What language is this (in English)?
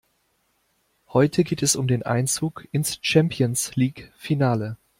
German